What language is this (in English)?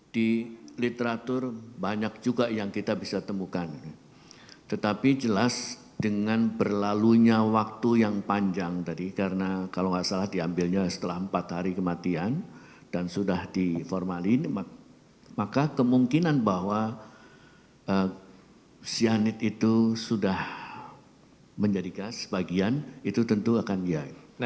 Indonesian